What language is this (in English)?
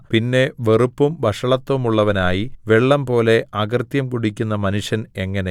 Malayalam